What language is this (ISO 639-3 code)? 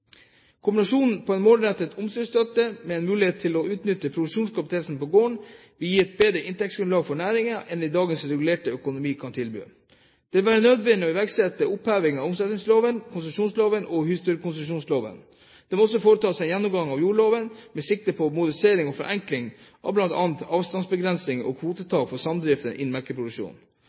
nob